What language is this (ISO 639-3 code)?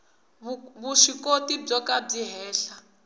tso